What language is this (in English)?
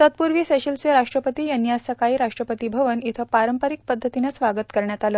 Marathi